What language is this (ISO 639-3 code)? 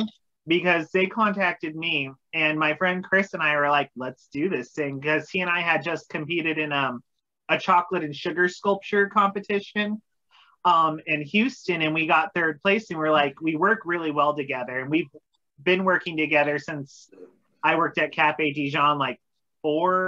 eng